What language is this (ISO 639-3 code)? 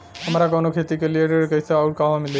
bho